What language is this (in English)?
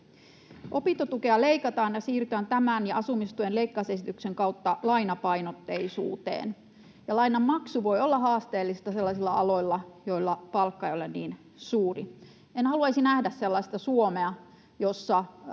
Finnish